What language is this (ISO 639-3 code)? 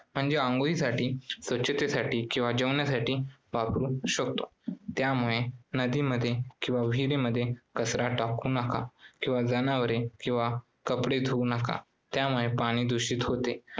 mar